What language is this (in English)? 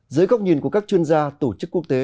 Vietnamese